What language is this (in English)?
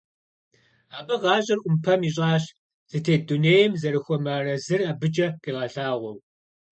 Kabardian